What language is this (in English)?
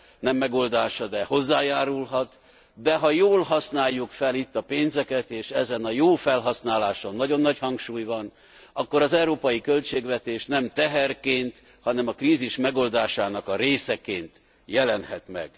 Hungarian